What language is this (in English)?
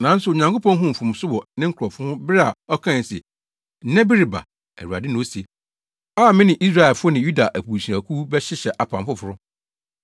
Akan